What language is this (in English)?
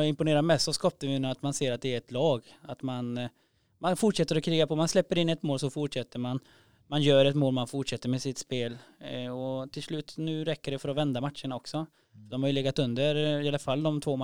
Swedish